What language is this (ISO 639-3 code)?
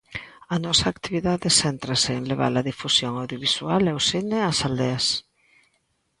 glg